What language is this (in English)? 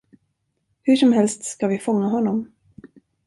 Swedish